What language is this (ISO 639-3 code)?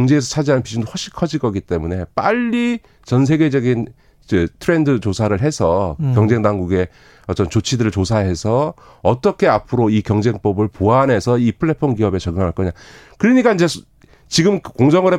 kor